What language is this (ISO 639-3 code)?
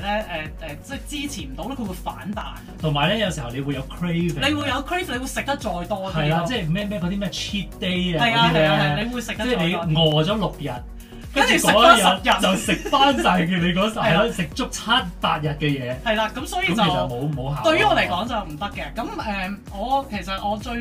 zho